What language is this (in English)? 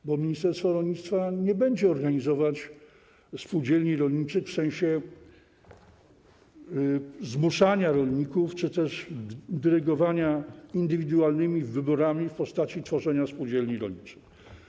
Polish